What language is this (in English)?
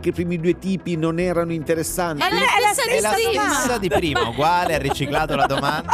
Italian